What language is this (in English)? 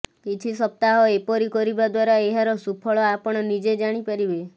Odia